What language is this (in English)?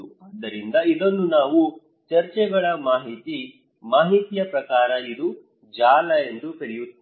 Kannada